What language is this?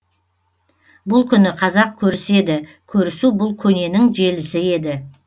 Kazakh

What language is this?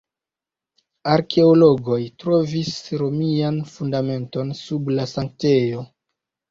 Esperanto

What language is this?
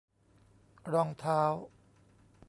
Thai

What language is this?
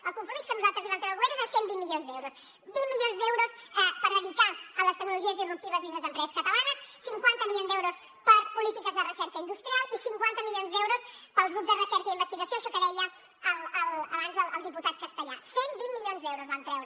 Catalan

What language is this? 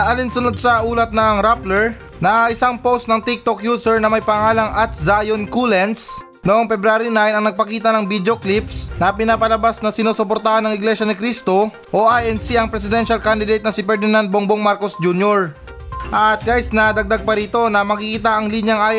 Filipino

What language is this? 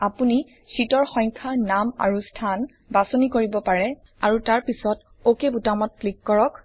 Assamese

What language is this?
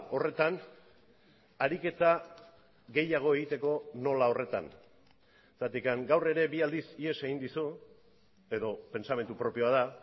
Basque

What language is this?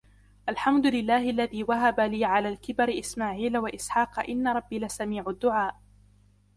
Arabic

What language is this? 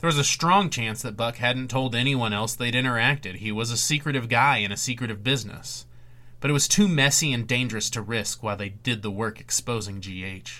English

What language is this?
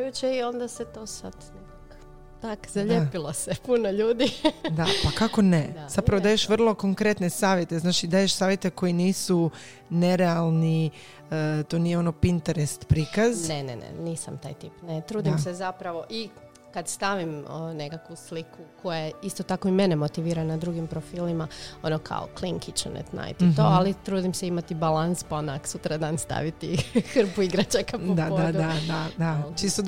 Croatian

